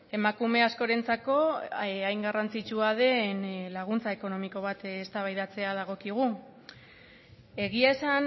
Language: Basque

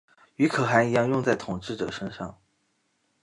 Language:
Chinese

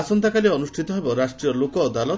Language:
Odia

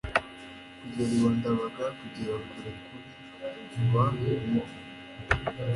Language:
Kinyarwanda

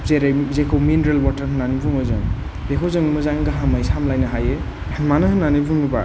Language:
Bodo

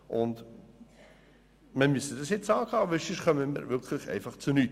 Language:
Swiss German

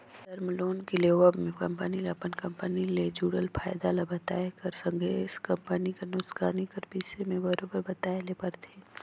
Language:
Chhattisgarhi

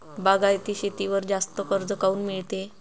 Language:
Marathi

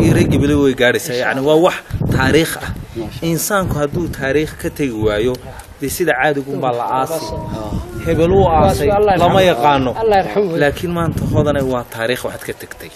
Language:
Arabic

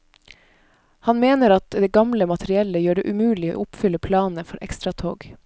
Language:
Norwegian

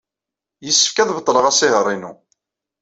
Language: Kabyle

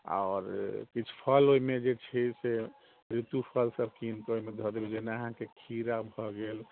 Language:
Maithili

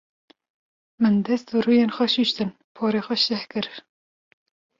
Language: Kurdish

